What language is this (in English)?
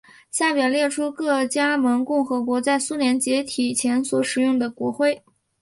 Chinese